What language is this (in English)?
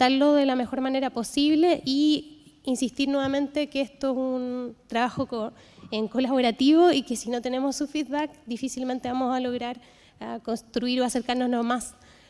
Spanish